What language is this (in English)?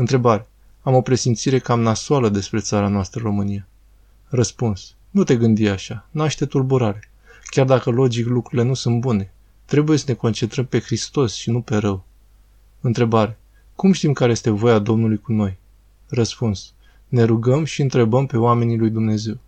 Romanian